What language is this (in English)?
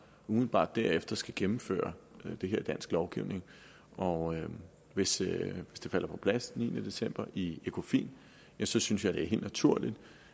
Danish